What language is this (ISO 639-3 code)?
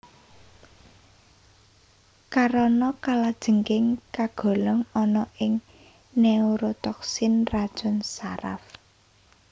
jav